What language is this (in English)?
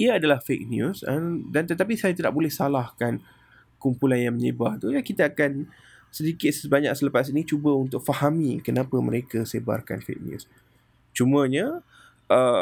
Malay